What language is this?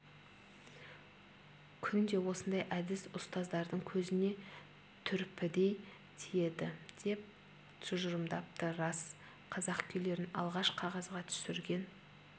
Kazakh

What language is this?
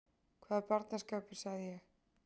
Icelandic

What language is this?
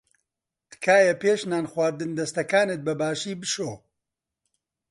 Central Kurdish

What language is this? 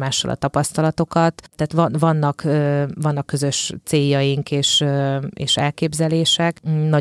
Hungarian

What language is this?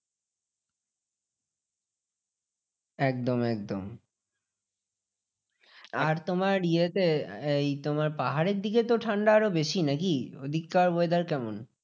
Bangla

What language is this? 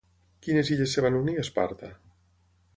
Catalan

